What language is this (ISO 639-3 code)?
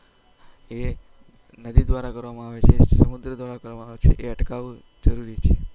guj